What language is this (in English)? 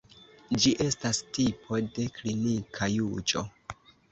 Esperanto